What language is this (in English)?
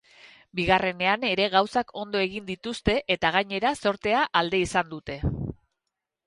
Basque